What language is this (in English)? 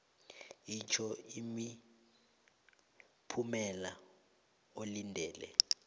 South Ndebele